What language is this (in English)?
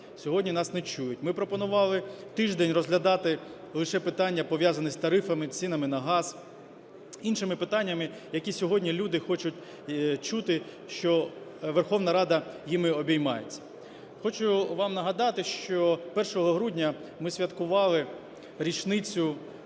Ukrainian